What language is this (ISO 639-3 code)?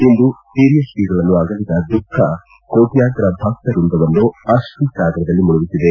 kan